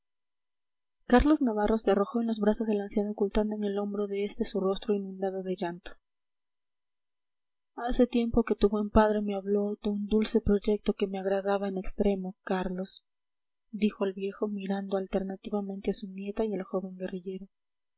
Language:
Spanish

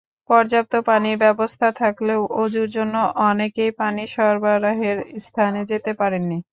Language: Bangla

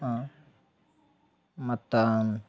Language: Kannada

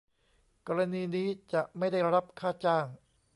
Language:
Thai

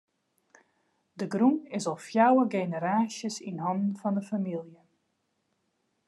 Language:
Western Frisian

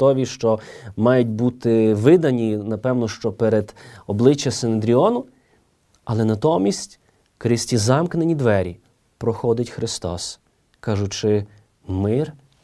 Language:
Ukrainian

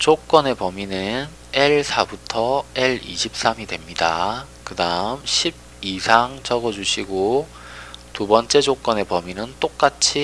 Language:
Korean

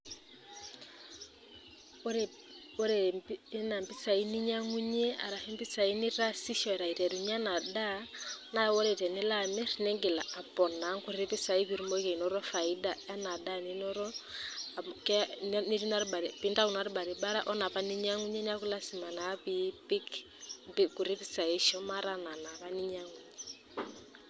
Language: Masai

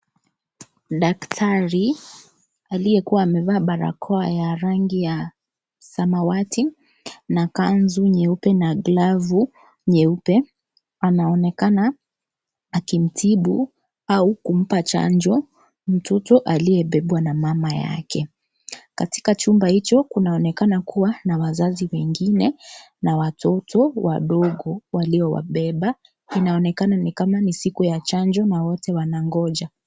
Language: Swahili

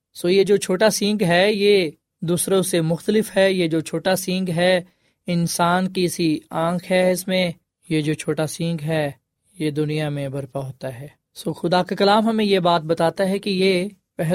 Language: Urdu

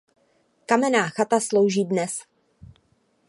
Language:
Czech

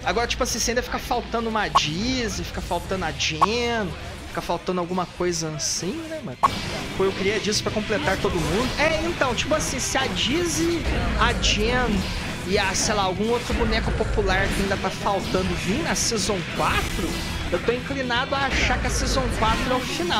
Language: Portuguese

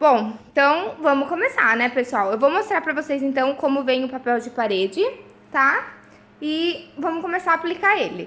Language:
Portuguese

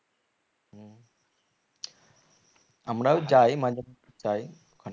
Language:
Bangla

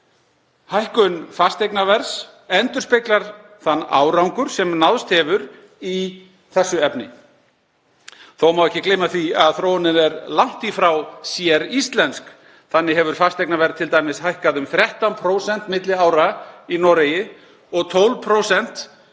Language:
Icelandic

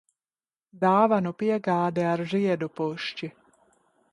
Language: Latvian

